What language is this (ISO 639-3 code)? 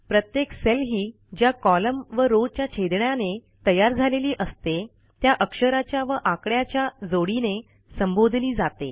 mar